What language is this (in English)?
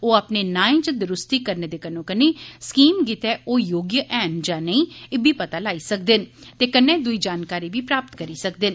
Dogri